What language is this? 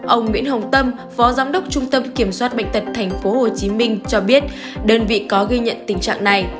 Vietnamese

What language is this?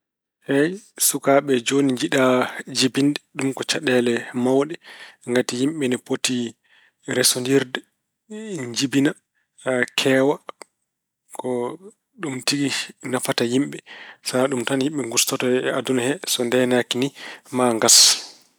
Fula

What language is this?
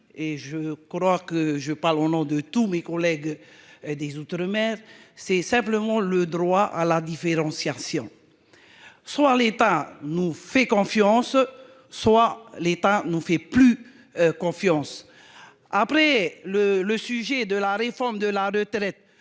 French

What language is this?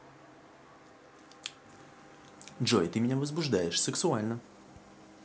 Russian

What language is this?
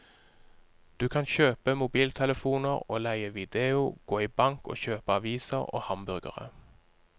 Norwegian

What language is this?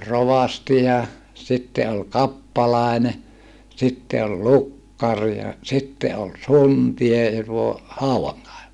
Finnish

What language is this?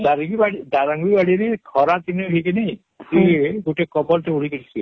Odia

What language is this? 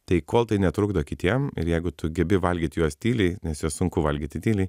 Lithuanian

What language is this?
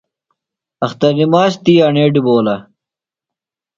Phalura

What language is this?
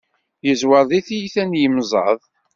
Kabyle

